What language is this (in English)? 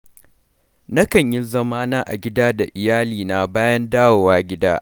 Hausa